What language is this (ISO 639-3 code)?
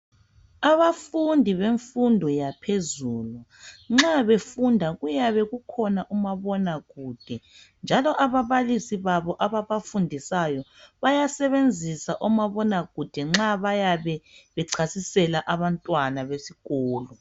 nde